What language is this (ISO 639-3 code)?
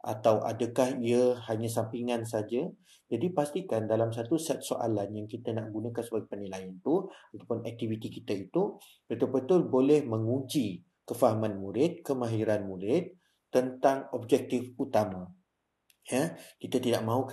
msa